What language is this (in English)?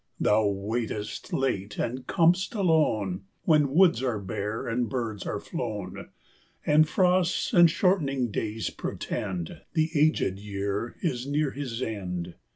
English